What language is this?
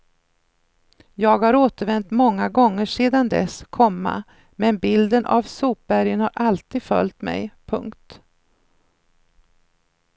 Swedish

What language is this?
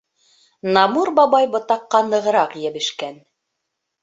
Bashkir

